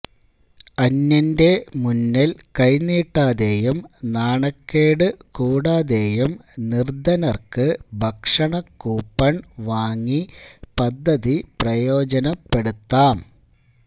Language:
Malayalam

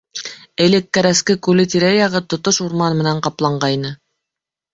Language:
Bashkir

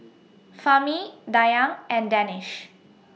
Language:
English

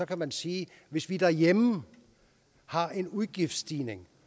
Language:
Danish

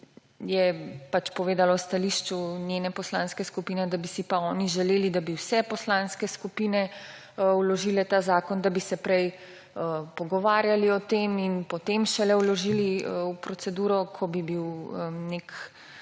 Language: Slovenian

